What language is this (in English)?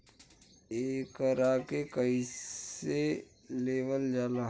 Bhojpuri